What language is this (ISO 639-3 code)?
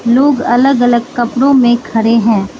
hin